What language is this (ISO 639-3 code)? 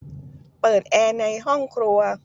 tha